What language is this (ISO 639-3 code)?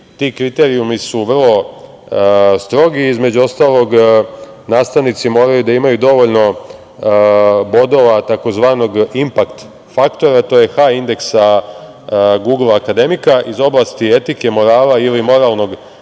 srp